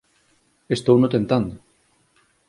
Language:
Galician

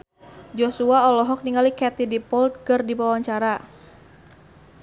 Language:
Sundanese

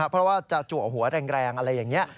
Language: Thai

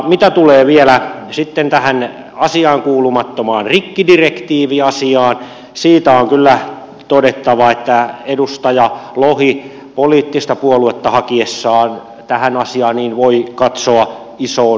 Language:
Finnish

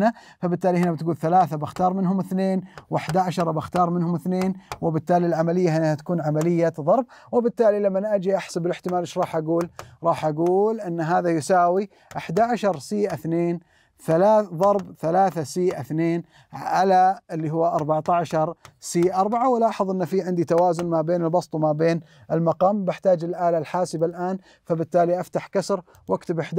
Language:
Arabic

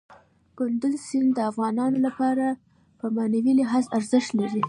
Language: Pashto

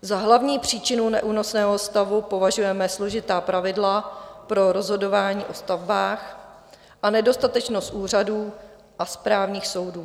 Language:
Czech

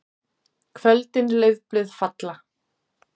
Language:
Icelandic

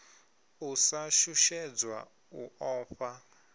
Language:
Venda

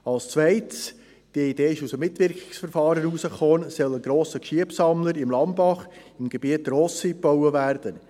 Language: Swiss German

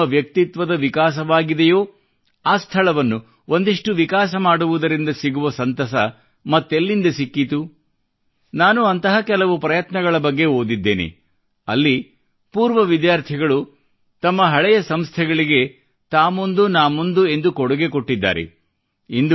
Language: Kannada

